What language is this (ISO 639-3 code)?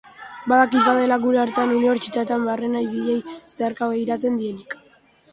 eus